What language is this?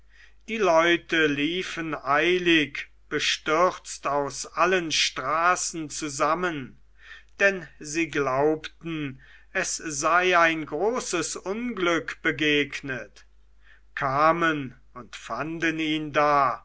German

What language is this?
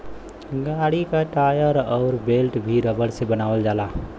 Bhojpuri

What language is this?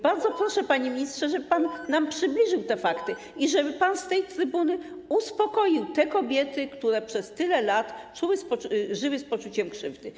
Polish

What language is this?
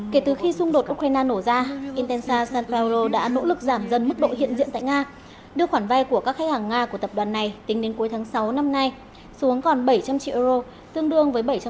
Vietnamese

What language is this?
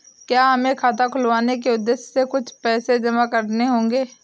Hindi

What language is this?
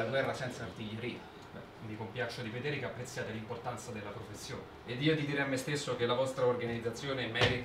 Italian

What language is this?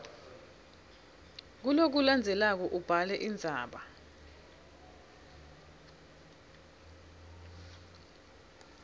Swati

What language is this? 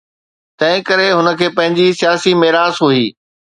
Sindhi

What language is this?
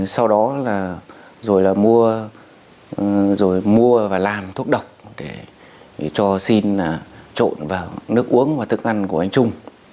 Vietnamese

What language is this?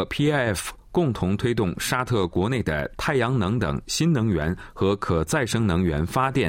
Chinese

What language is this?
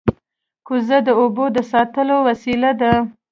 Pashto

